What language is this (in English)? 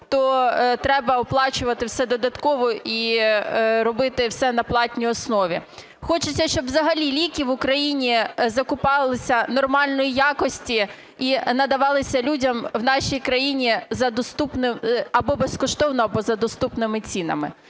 Ukrainian